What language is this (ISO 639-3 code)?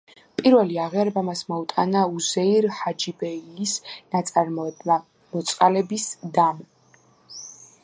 kat